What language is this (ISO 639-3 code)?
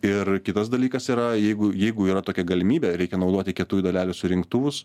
lit